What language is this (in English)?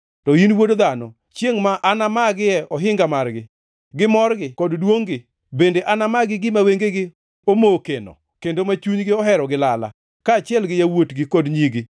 Luo (Kenya and Tanzania)